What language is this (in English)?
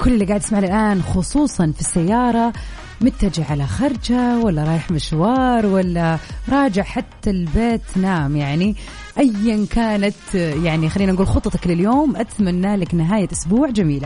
Arabic